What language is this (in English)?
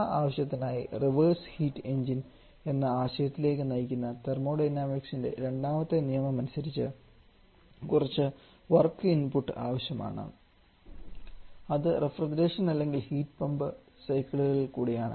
Malayalam